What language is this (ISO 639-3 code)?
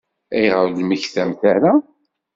kab